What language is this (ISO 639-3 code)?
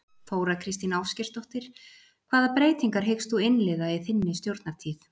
isl